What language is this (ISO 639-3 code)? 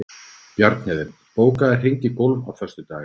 isl